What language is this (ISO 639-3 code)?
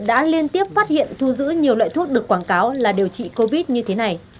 vie